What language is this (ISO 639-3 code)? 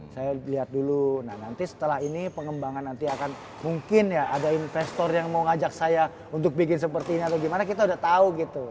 ind